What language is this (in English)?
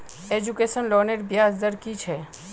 Magahi